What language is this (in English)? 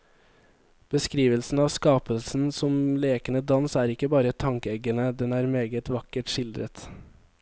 Norwegian